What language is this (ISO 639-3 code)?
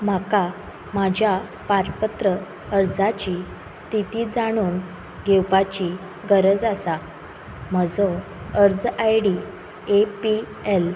kok